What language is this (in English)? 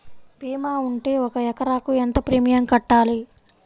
Telugu